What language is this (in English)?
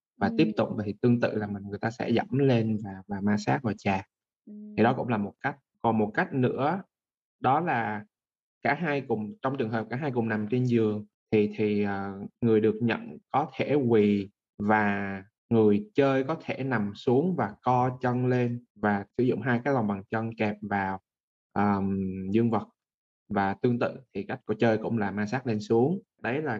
Vietnamese